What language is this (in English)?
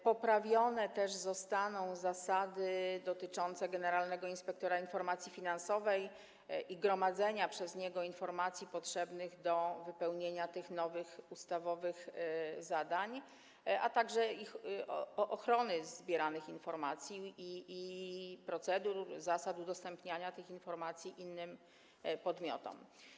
Polish